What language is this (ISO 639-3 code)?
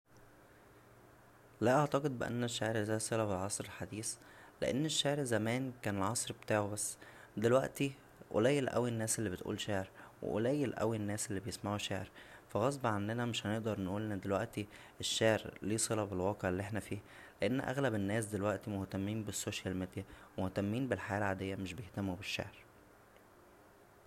arz